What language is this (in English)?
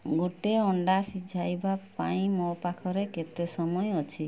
Odia